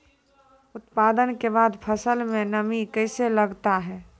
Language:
Maithili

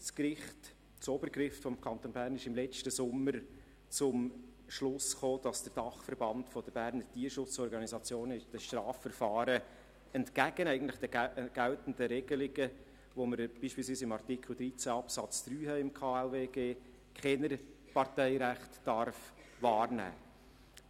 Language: Swiss German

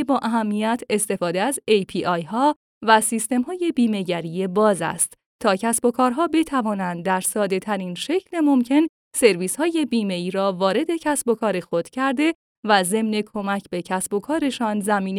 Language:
Persian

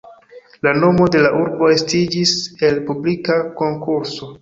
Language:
Esperanto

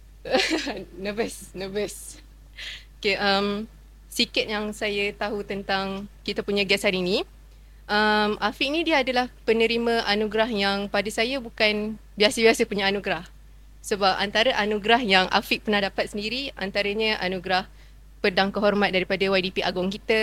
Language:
Malay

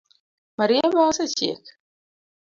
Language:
Luo (Kenya and Tanzania)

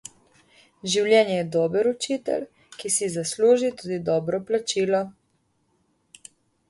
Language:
Slovenian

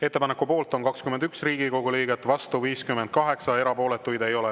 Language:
Estonian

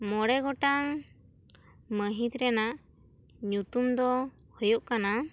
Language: Santali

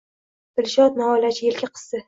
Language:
Uzbek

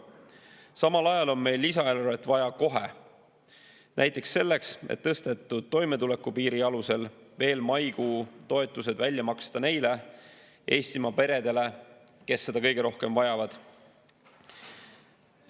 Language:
Estonian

